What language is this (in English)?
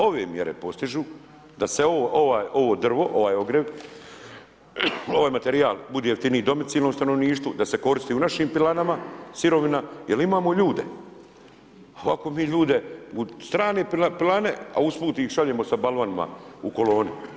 Croatian